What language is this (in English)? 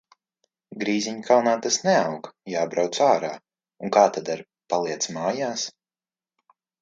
Latvian